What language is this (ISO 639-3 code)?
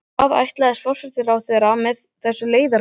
isl